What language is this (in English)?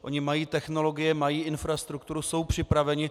Czech